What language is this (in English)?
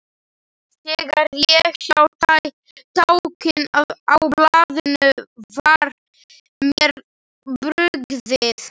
Icelandic